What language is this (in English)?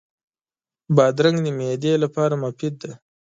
Pashto